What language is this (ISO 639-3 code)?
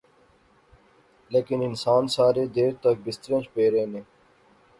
phr